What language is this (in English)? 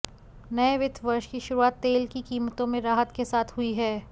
Hindi